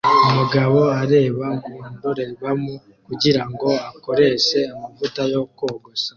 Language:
Kinyarwanda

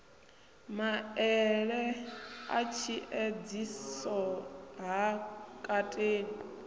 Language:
Venda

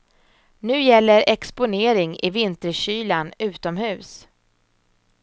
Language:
Swedish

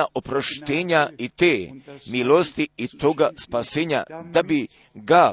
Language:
Croatian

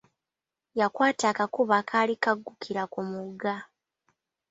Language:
Ganda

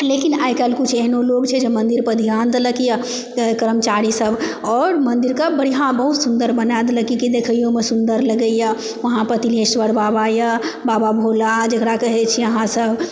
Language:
Maithili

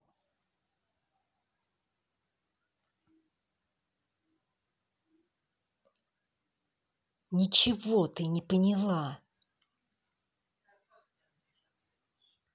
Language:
Russian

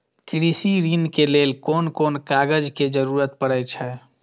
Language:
Maithili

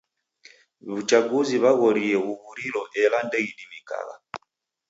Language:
Taita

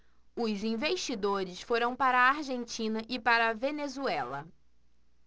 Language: Portuguese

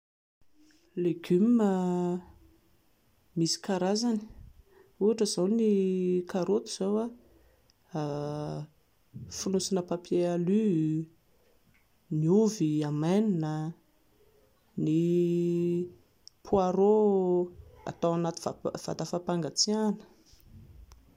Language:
Malagasy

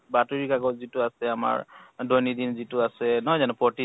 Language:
Assamese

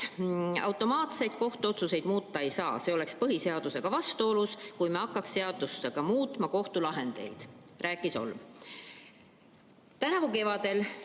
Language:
Estonian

